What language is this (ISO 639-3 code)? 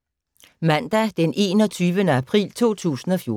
dan